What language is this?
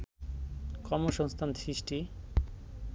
Bangla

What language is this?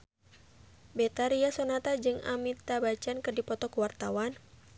Sundanese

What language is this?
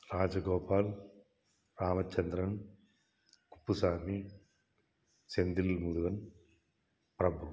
Tamil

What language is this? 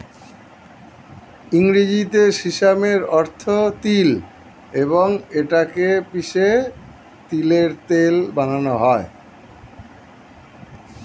Bangla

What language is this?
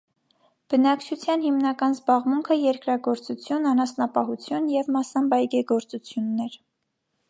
Armenian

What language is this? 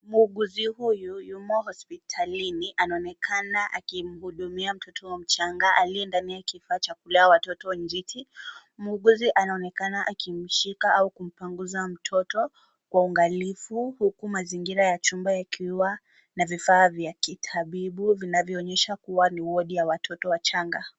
Swahili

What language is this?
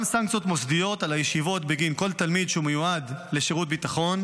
Hebrew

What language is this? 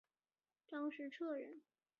Chinese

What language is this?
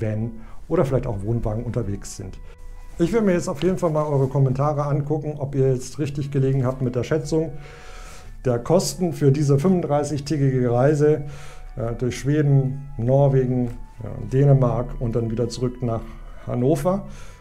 German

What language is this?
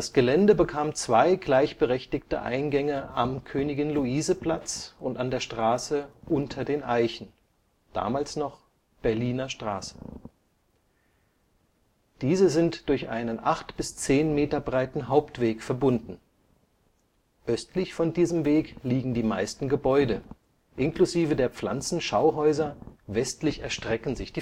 German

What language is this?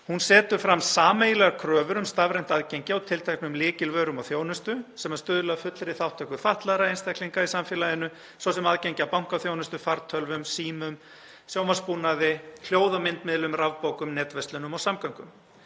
Icelandic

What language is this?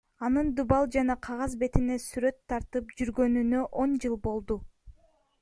Kyrgyz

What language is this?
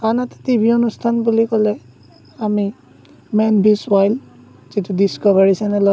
Assamese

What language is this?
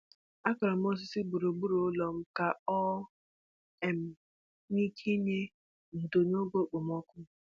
Igbo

